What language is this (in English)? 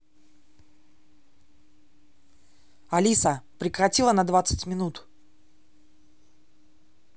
Russian